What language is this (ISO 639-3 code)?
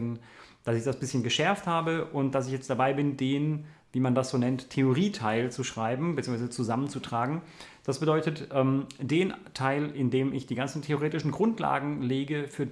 deu